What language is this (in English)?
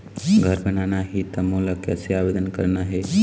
Chhattisgarhi